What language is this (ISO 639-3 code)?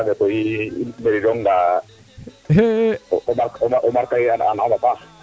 srr